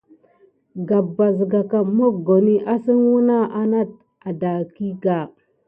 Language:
Gidar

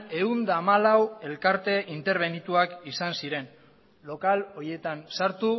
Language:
Basque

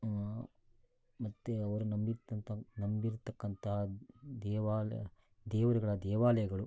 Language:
Kannada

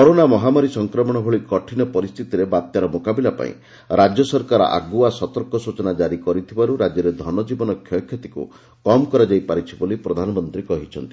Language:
Odia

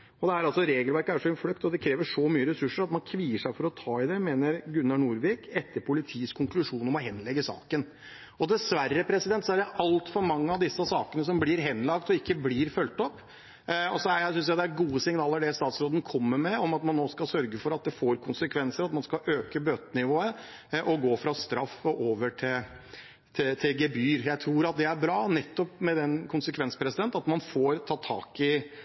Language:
Norwegian Bokmål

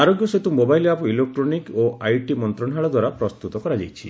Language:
Odia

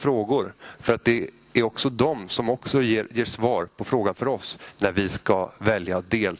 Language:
Swedish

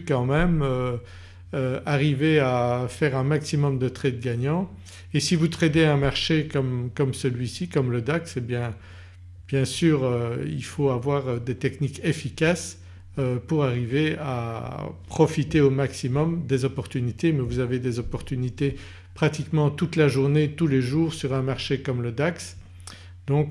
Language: French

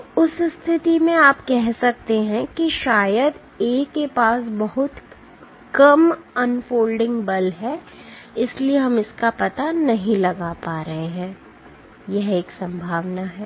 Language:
Hindi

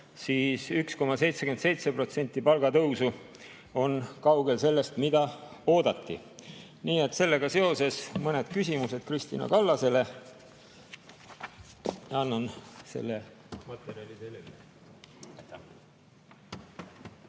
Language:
Estonian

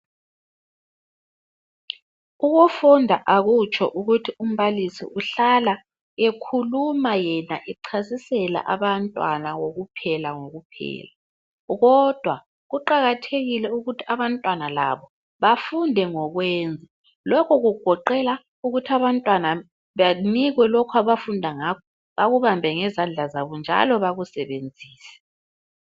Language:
North Ndebele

